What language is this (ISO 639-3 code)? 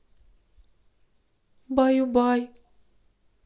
rus